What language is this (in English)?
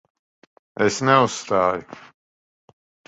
Latvian